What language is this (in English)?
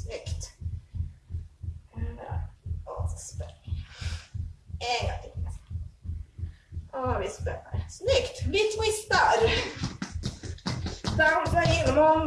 Swedish